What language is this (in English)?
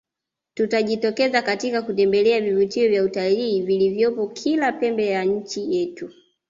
Swahili